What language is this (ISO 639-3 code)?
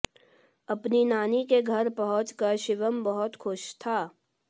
hin